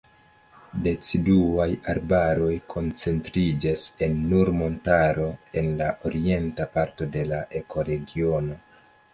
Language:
Esperanto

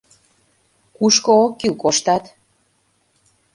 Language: Mari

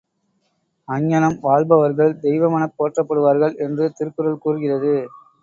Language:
Tamil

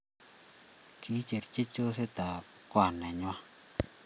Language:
Kalenjin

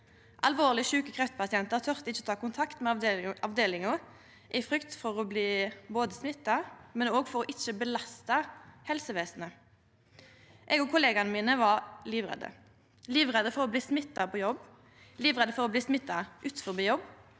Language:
Norwegian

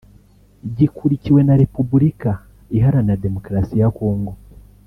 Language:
Kinyarwanda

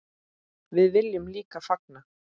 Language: Icelandic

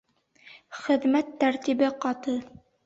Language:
Bashkir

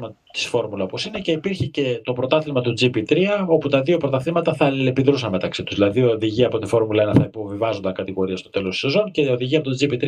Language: Greek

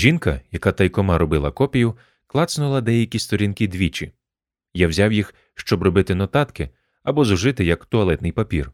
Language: Ukrainian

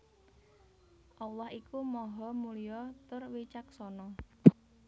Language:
Javanese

